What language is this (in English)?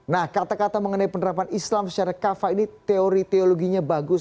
Indonesian